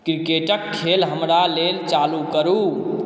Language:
Maithili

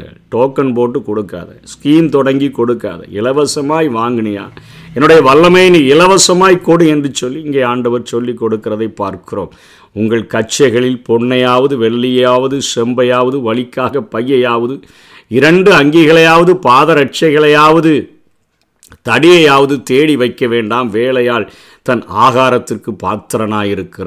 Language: Tamil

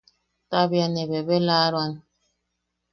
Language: Yaqui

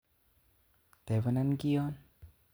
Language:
Kalenjin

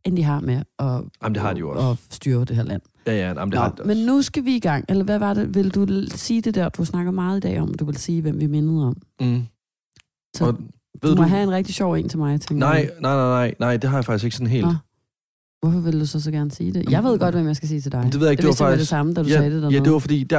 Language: Danish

